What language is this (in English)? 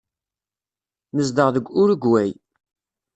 Kabyle